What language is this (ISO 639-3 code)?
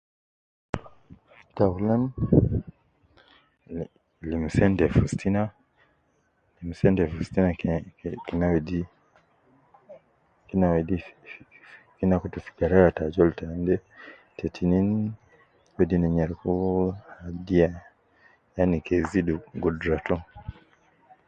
kcn